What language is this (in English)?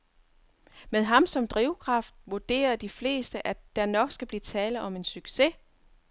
Danish